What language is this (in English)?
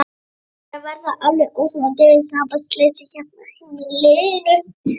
Icelandic